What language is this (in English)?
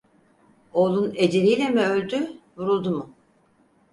Turkish